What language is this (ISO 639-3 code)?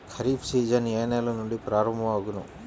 tel